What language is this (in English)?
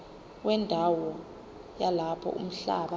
Zulu